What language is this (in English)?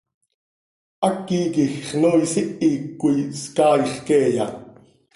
Seri